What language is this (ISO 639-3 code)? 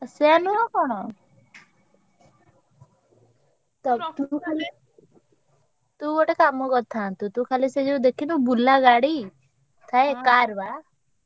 ori